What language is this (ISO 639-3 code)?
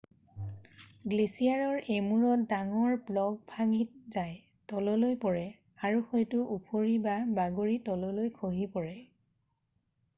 asm